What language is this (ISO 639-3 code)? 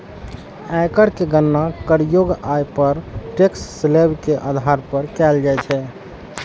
mai